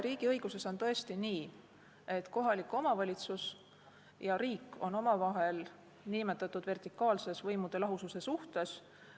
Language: Estonian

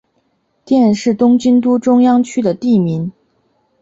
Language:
Chinese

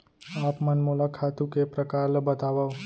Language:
Chhattisgarhi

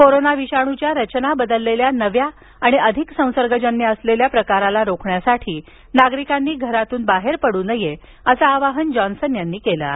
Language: Marathi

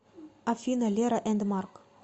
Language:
Russian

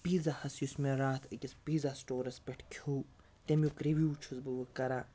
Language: Kashmiri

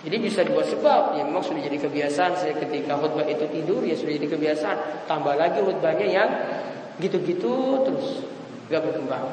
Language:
Indonesian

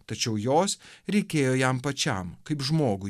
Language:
Lithuanian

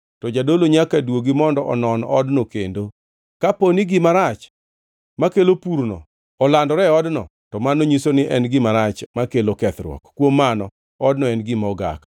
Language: Luo (Kenya and Tanzania)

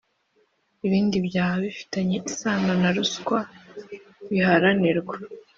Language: Kinyarwanda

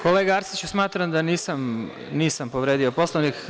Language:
Serbian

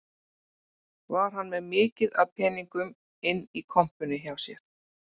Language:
Icelandic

